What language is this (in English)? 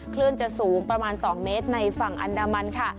Thai